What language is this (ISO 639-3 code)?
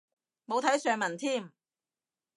yue